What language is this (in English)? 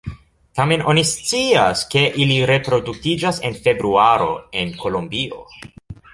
Esperanto